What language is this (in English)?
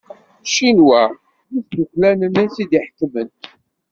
Kabyle